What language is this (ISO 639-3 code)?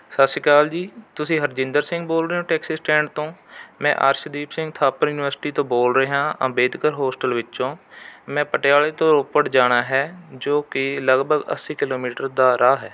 pan